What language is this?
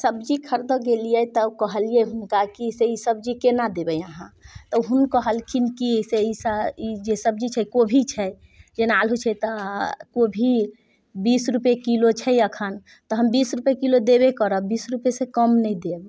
Maithili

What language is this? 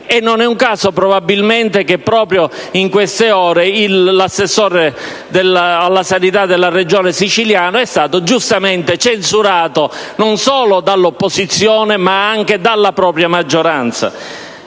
Italian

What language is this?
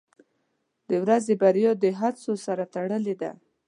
Pashto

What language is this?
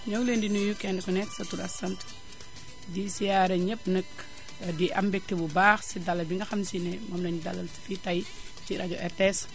Wolof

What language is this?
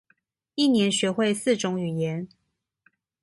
Chinese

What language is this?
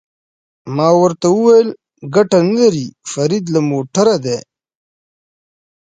Pashto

